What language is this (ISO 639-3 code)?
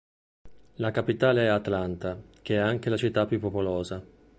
ita